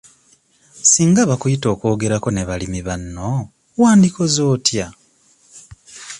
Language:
Ganda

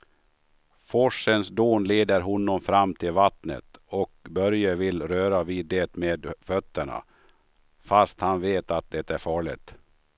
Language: Swedish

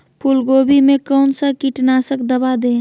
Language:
Magahi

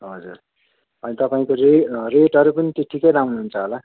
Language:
Nepali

